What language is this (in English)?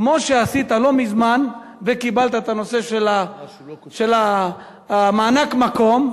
Hebrew